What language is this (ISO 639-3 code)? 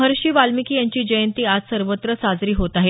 mar